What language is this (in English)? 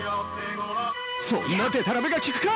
Japanese